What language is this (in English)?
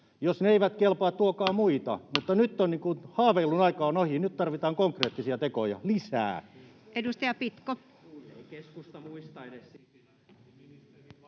Finnish